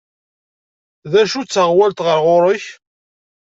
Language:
Kabyle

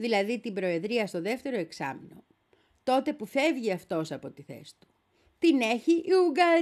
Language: Greek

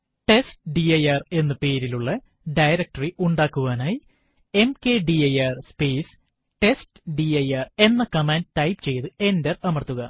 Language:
Malayalam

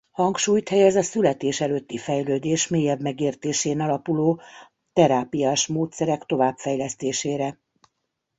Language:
Hungarian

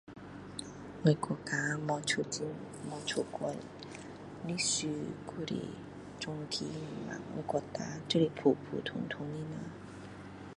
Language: Min Dong Chinese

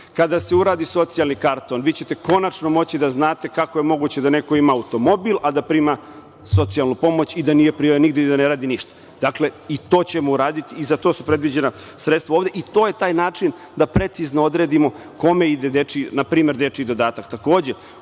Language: Serbian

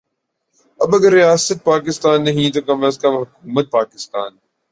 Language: Urdu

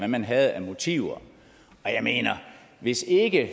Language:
Danish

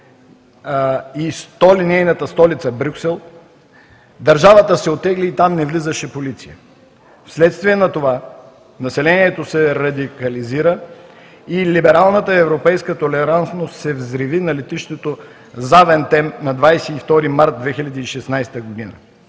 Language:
Bulgarian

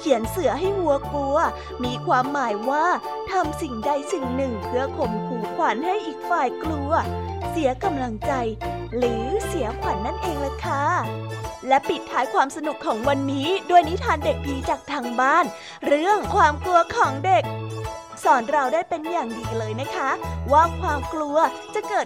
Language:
Thai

